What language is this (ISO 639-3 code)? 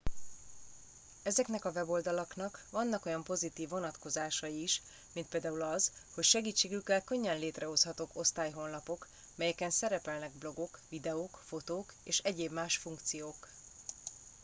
hun